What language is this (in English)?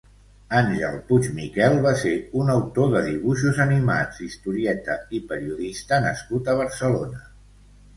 Catalan